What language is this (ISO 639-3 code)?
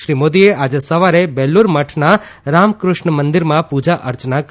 guj